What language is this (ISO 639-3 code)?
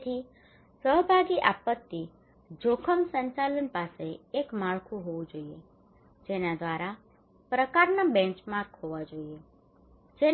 guj